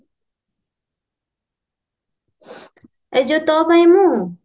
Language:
Odia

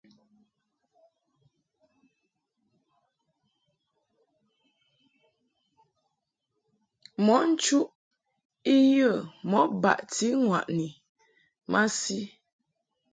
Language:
Mungaka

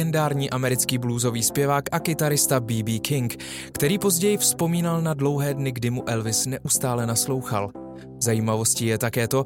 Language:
Czech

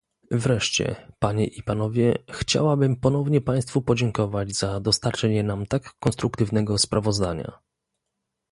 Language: Polish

